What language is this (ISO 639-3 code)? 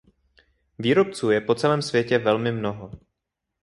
ces